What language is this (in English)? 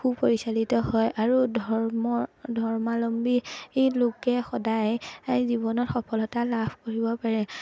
Assamese